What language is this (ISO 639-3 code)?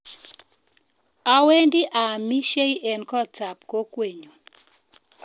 kln